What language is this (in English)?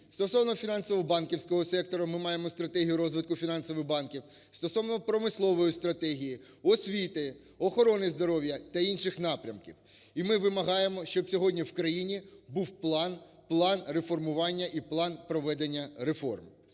Ukrainian